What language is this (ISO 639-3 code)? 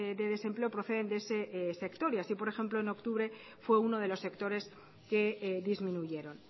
spa